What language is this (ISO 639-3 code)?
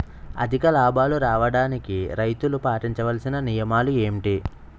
tel